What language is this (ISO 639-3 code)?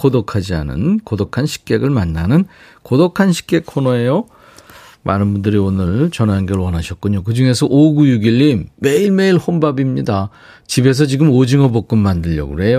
kor